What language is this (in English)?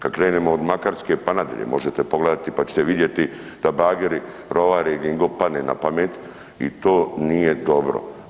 Croatian